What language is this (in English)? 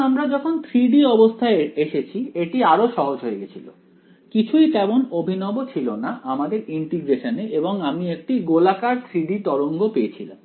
Bangla